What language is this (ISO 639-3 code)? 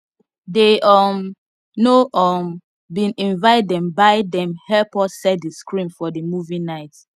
pcm